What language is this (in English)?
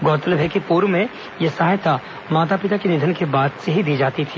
Hindi